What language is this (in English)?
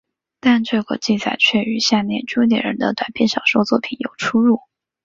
Chinese